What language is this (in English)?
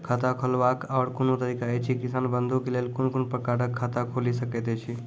Maithili